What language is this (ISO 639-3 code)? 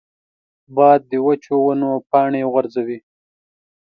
pus